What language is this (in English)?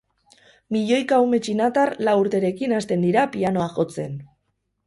Basque